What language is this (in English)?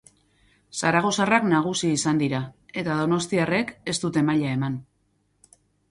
Basque